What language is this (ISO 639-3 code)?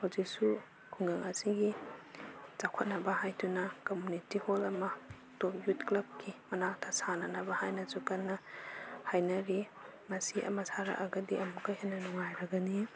mni